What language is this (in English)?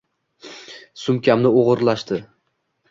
Uzbek